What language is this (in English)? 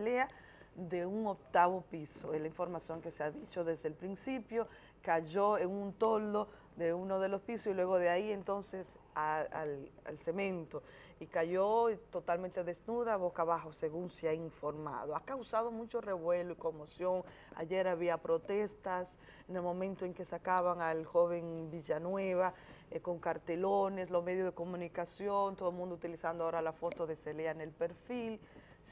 Spanish